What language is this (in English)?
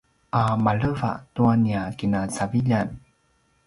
Paiwan